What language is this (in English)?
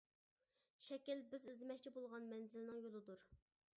Uyghur